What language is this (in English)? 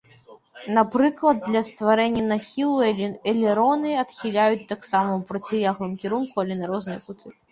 Belarusian